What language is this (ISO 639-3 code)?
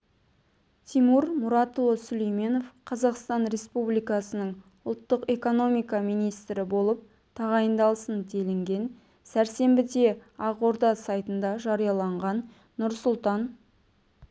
kaz